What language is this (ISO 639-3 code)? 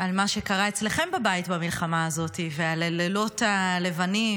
heb